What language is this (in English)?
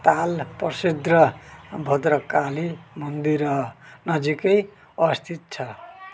Nepali